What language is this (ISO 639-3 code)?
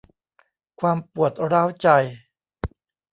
tha